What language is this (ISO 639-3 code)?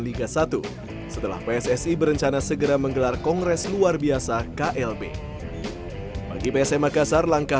ind